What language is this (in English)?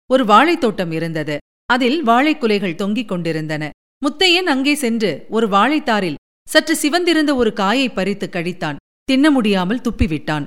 Tamil